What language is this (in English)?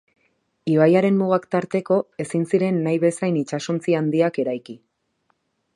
Basque